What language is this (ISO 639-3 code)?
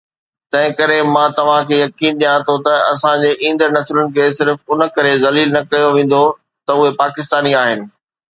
snd